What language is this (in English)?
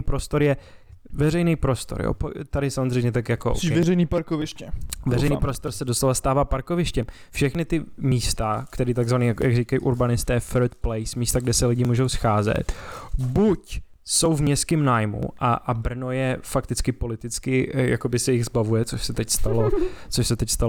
Czech